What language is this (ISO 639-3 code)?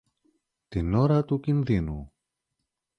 ell